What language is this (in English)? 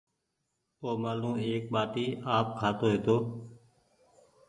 Goaria